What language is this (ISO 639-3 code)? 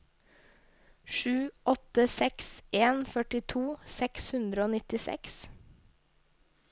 nor